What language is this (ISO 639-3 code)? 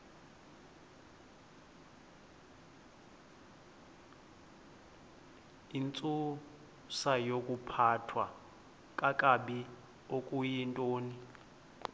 xho